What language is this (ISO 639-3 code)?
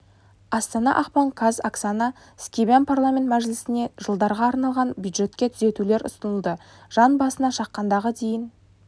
kaz